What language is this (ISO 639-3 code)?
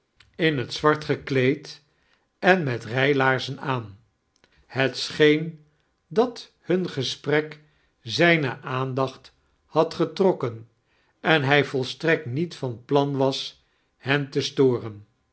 nld